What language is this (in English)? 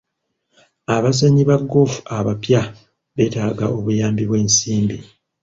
Ganda